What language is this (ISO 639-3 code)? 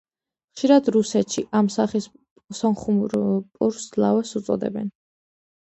kat